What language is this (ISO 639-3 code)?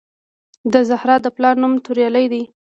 pus